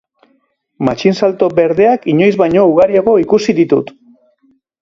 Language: Basque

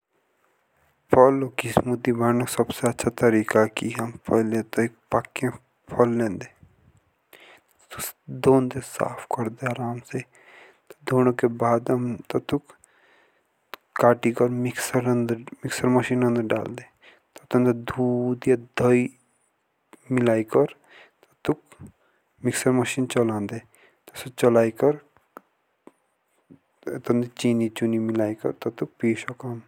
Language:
Jaunsari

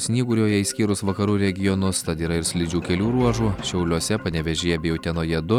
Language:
Lithuanian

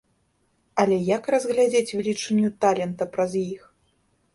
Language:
Belarusian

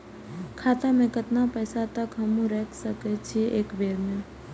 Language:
Maithili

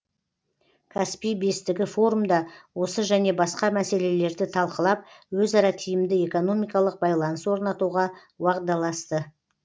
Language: Kazakh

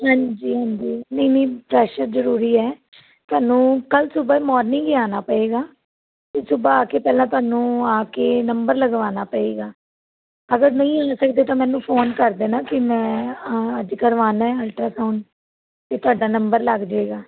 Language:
Punjabi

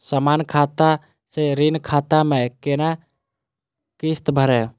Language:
Maithili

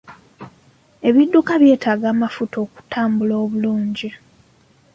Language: Ganda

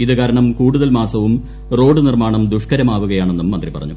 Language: Malayalam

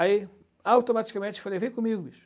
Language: Portuguese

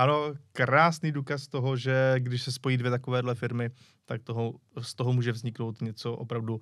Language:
Czech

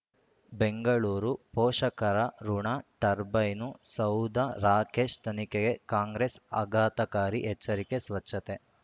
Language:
Kannada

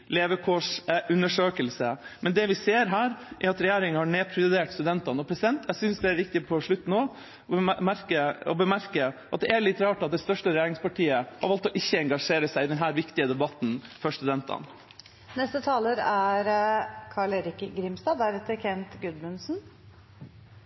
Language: Norwegian Bokmål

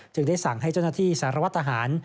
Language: Thai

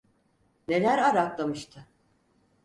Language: Turkish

